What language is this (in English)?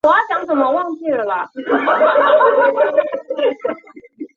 Chinese